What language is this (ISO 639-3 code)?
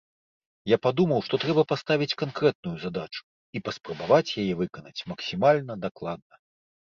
bel